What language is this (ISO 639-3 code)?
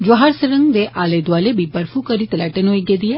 doi